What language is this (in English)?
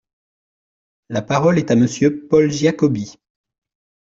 French